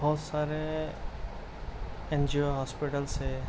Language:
Urdu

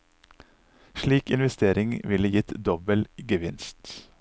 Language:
Norwegian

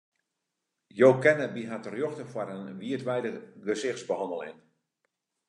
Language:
Western Frisian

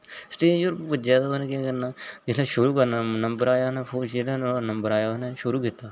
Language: Dogri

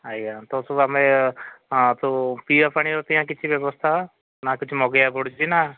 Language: Odia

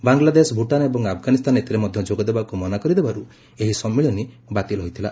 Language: Odia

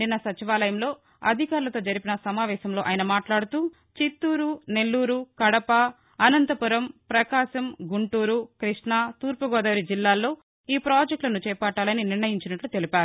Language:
Telugu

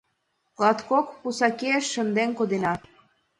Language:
Mari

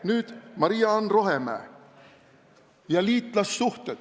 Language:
Estonian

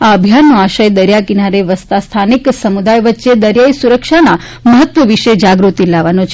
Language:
Gujarati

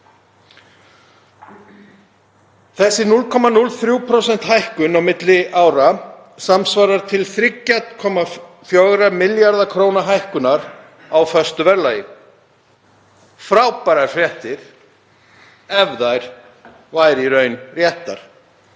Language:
Icelandic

